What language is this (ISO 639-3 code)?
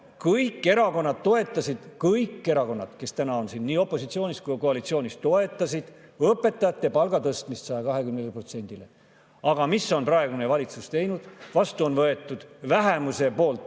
est